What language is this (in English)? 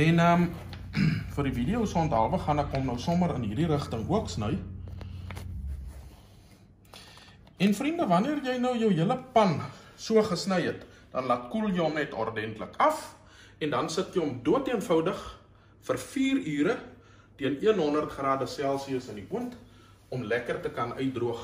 Dutch